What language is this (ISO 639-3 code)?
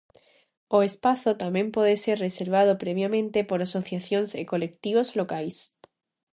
glg